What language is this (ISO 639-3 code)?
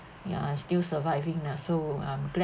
eng